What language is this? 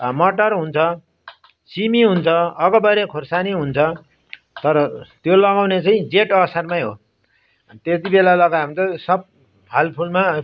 Nepali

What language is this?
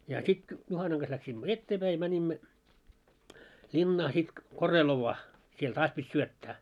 Finnish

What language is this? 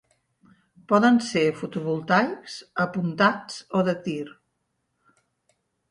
Catalan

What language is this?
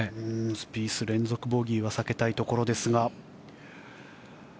Japanese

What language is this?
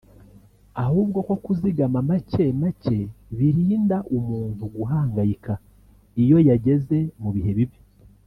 Kinyarwanda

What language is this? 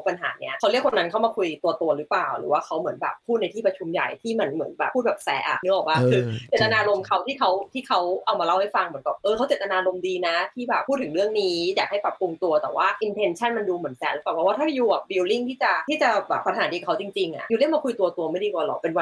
Thai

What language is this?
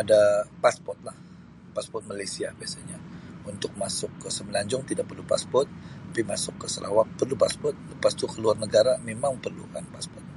Sabah Malay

